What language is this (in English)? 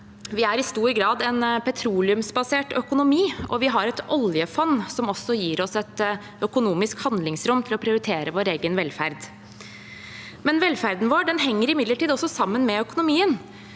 Norwegian